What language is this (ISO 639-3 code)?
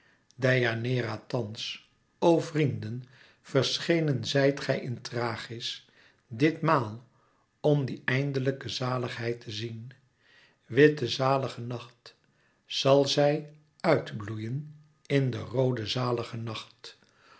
nld